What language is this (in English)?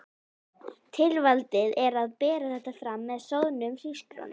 Icelandic